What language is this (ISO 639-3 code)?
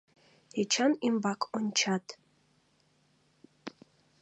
chm